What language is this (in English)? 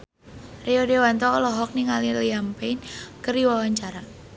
Sundanese